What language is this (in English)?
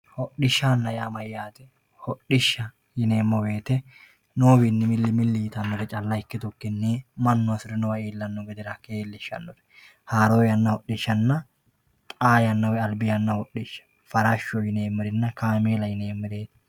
Sidamo